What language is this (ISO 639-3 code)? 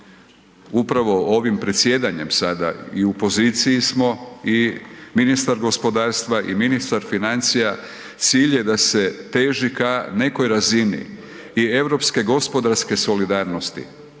hrv